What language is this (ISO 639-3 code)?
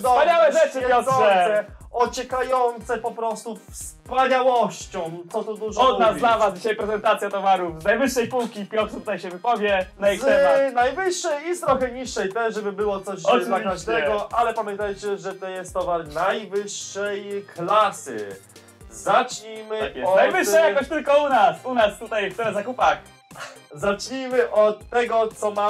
pol